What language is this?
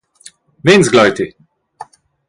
Romansh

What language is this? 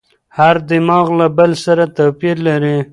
Pashto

